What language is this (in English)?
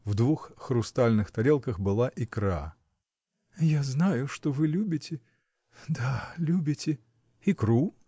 Russian